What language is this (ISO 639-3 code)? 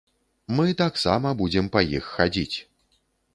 bel